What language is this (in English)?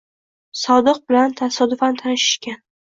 Uzbek